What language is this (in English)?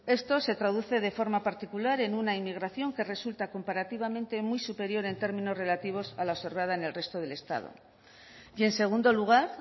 Spanish